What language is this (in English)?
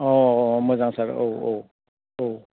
Bodo